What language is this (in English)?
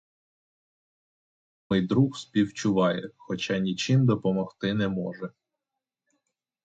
Ukrainian